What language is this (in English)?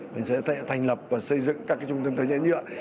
Vietnamese